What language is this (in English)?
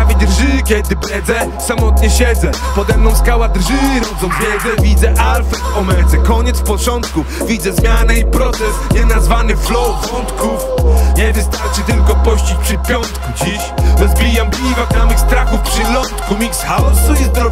Polish